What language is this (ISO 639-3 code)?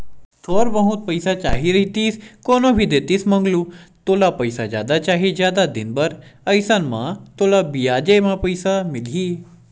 hne